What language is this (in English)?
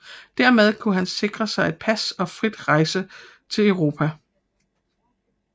Danish